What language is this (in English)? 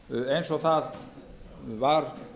Icelandic